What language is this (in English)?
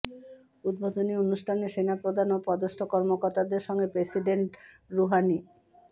Bangla